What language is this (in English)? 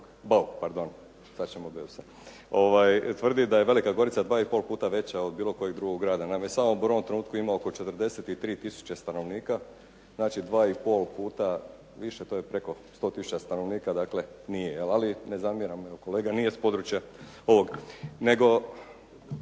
Croatian